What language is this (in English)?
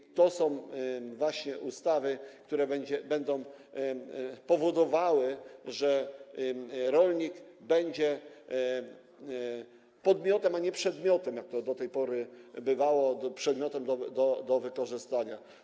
Polish